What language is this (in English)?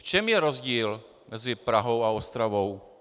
Czech